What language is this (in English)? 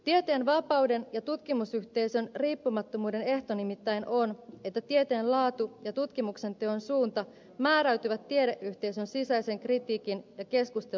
Finnish